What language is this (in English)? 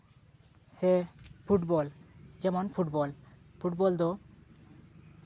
Santali